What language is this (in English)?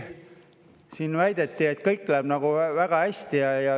Estonian